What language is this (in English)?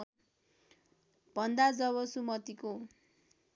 Nepali